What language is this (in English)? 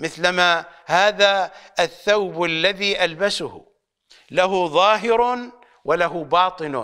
Arabic